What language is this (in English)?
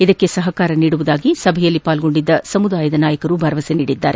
Kannada